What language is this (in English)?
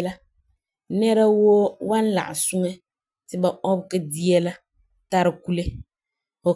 Frafra